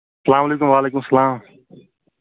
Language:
Kashmiri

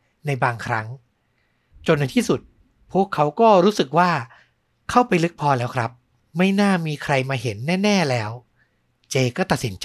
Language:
Thai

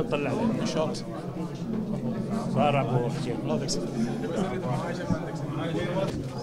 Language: Arabic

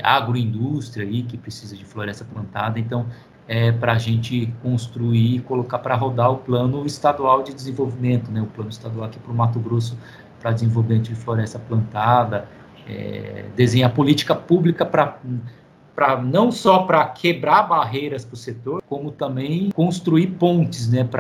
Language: Portuguese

